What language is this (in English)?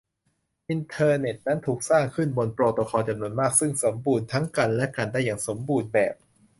Thai